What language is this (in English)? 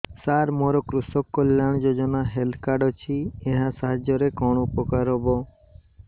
Odia